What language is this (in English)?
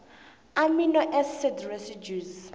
South Ndebele